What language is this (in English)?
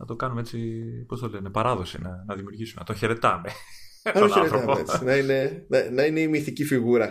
Greek